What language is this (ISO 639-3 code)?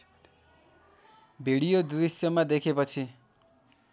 nep